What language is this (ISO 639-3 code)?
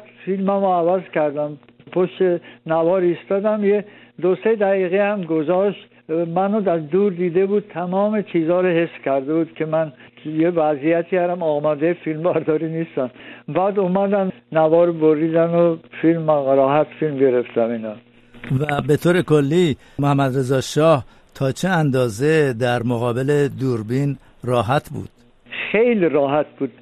fas